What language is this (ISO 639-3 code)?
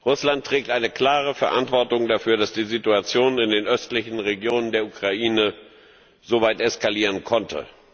deu